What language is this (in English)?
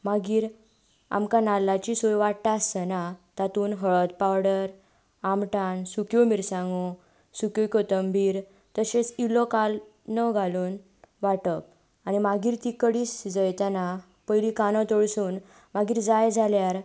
Konkani